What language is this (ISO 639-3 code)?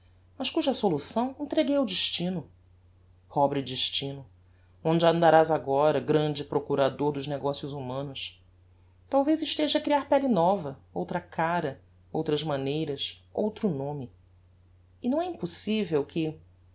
por